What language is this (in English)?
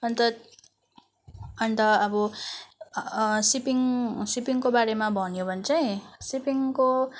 Nepali